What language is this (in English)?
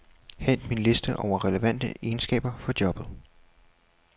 Danish